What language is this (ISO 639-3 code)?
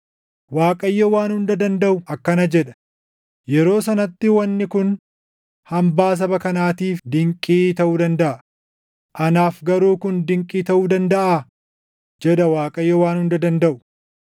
orm